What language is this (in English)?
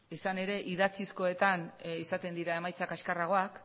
Basque